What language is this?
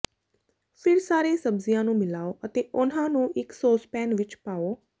Punjabi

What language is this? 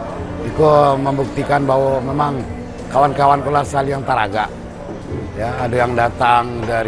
Indonesian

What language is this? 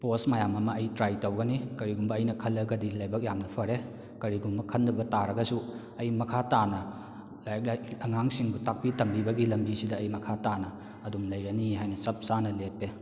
Manipuri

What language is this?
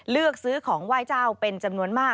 Thai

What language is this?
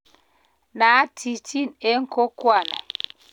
Kalenjin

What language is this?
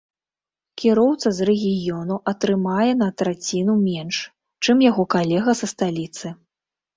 Belarusian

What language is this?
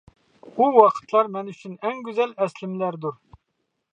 Uyghur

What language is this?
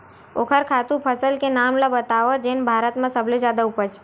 Chhattisgarhi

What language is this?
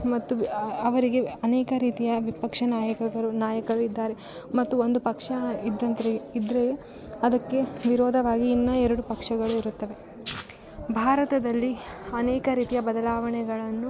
Kannada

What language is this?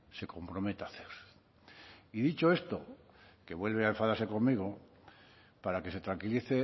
Spanish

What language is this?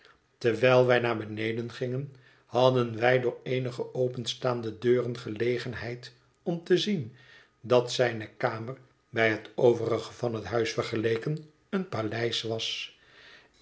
Dutch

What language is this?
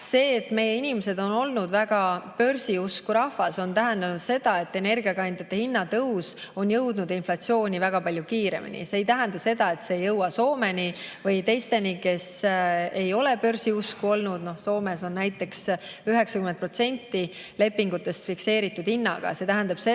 Estonian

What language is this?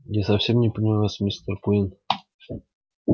Russian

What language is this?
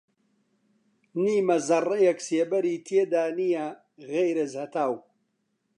Central Kurdish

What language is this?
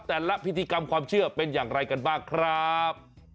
Thai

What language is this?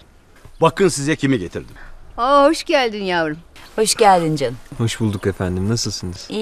Turkish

